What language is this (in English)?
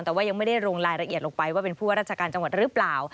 Thai